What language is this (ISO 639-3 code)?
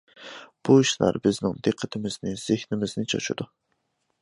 uig